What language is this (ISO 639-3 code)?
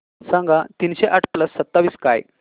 mar